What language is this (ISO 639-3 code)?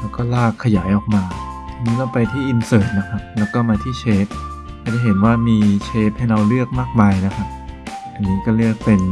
tha